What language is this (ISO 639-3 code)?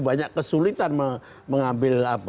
ind